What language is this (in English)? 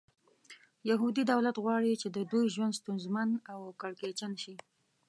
Pashto